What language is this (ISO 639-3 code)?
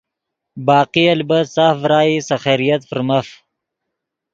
ydg